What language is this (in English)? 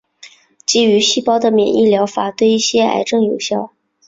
Chinese